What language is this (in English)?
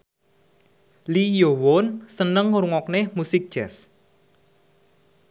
Javanese